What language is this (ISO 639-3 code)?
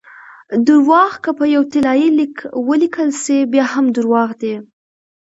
pus